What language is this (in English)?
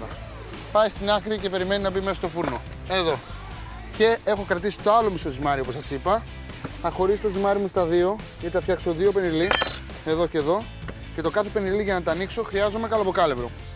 Greek